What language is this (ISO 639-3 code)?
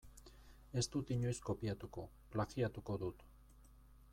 eus